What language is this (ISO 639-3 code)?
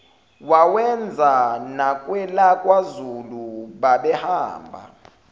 zul